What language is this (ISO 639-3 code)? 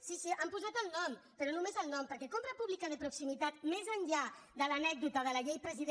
cat